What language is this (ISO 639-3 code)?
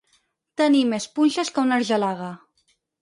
cat